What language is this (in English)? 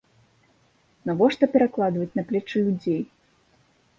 Belarusian